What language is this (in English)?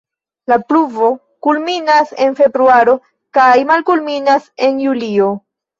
Esperanto